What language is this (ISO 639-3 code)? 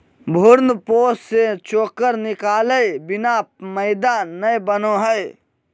mag